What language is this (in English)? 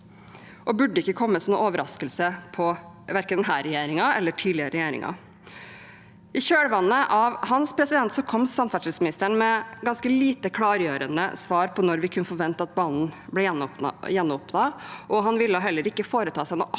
Norwegian